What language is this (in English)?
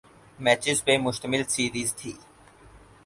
Urdu